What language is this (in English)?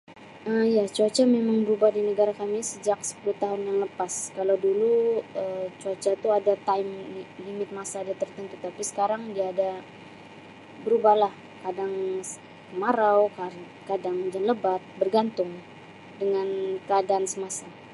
Sabah Malay